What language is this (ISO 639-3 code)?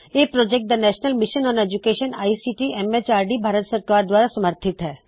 pan